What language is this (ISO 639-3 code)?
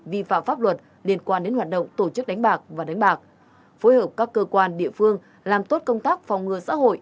vie